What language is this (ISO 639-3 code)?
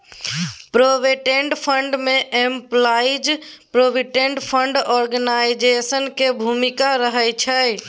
mai